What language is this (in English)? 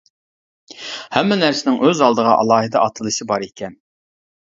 Uyghur